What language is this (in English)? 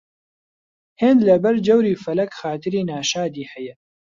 Central Kurdish